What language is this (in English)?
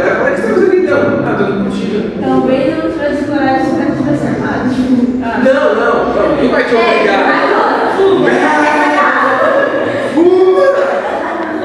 Portuguese